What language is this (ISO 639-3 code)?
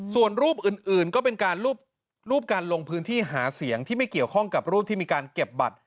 tha